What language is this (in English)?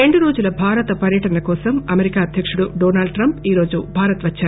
Telugu